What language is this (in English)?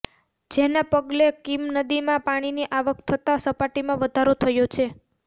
Gujarati